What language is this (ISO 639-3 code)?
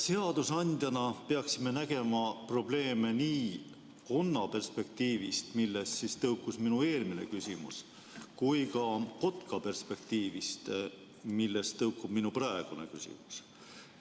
est